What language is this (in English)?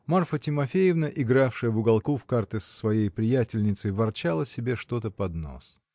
Russian